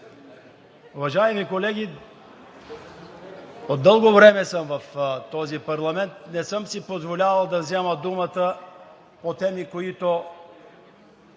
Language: Bulgarian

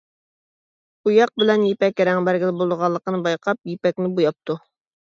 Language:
Uyghur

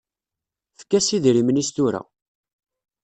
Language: Kabyle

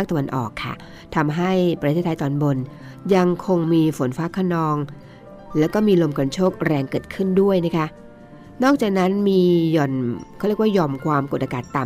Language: Thai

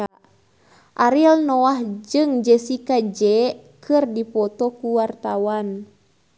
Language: Sundanese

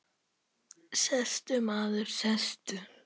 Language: Icelandic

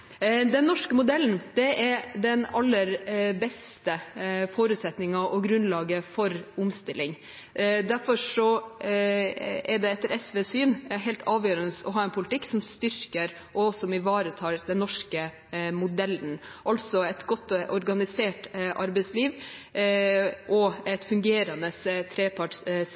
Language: Norwegian Bokmål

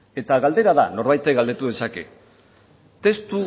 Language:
Basque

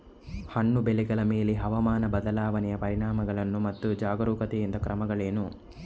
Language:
Kannada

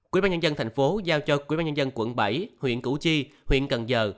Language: Vietnamese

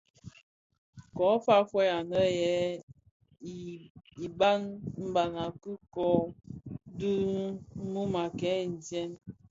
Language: Bafia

